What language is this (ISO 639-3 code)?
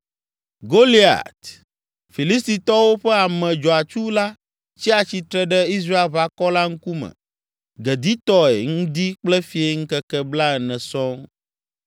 ewe